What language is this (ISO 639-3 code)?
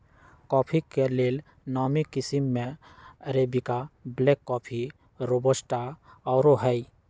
mag